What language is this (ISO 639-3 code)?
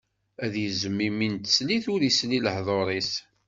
kab